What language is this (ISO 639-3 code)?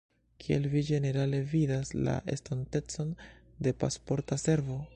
epo